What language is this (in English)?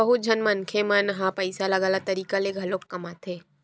Chhattisgarhi